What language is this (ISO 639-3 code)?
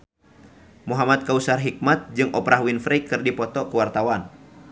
sun